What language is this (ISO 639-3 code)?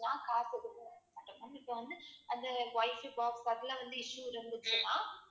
tam